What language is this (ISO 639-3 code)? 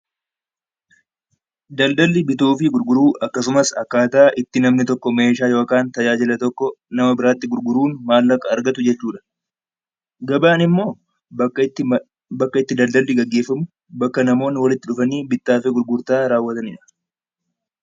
orm